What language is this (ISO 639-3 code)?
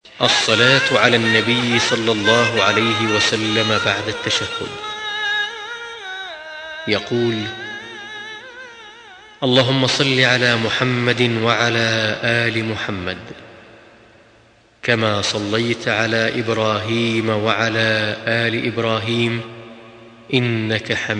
ara